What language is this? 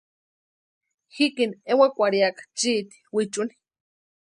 Western Highland Purepecha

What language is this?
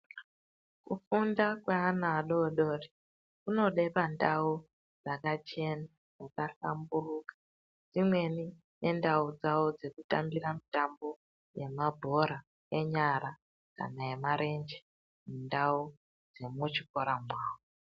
Ndau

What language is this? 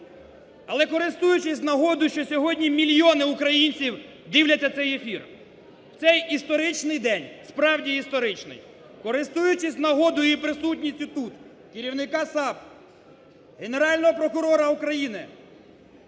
Ukrainian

